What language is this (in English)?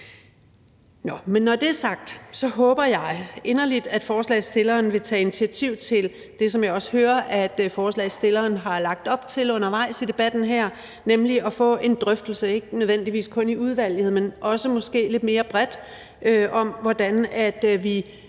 Danish